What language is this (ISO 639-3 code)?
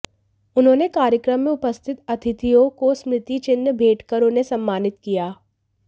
hin